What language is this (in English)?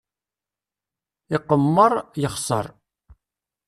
Kabyle